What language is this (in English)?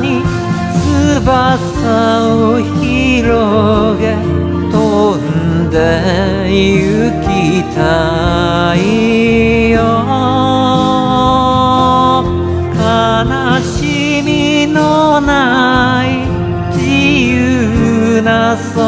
Japanese